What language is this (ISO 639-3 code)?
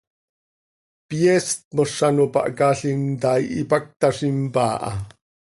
sei